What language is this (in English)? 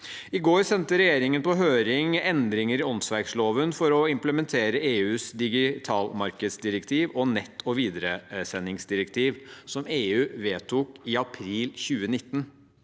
Norwegian